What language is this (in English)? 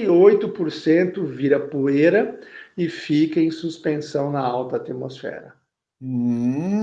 Portuguese